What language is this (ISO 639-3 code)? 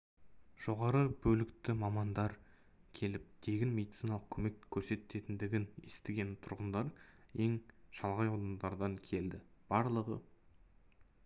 kaz